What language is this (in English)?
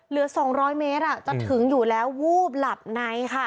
Thai